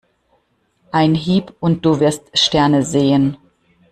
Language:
German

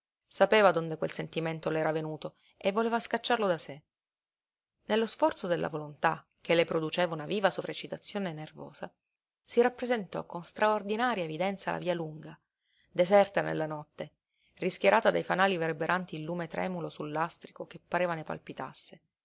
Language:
Italian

